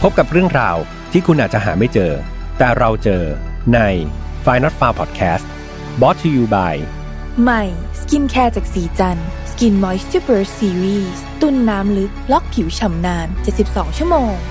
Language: Thai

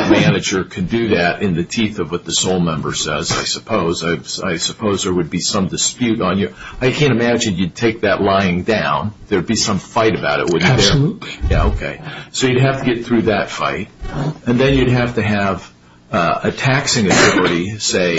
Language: English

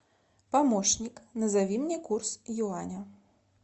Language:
Russian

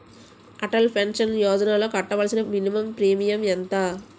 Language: Telugu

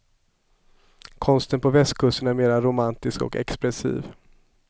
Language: Swedish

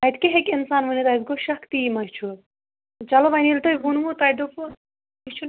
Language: Kashmiri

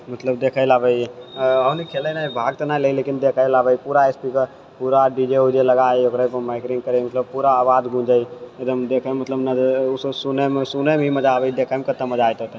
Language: Maithili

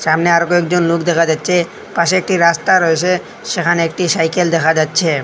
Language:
Bangla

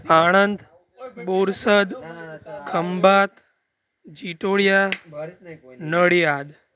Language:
Gujarati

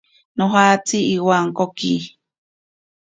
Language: Ashéninka Perené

